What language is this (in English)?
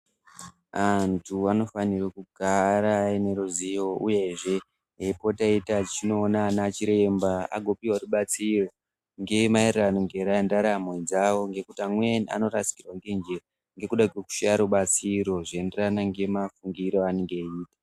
Ndau